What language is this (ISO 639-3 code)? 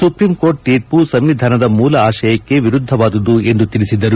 kan